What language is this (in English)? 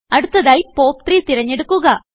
Malayalam